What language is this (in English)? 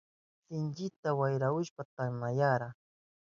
Southern Pastaza Quechua